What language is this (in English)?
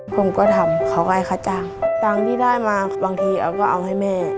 Thai